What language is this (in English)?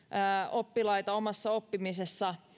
Finnish